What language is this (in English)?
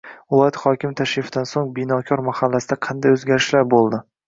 Uzbek